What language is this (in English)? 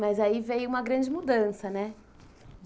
Portuguese